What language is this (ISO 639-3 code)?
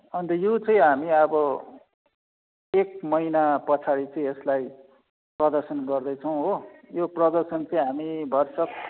nep